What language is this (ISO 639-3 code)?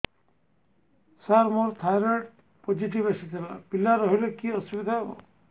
ori